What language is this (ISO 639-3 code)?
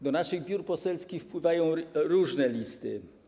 pol